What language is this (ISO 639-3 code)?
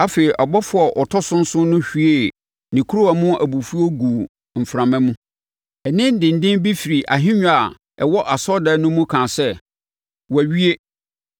aka